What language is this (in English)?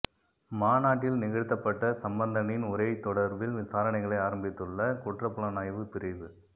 Tamil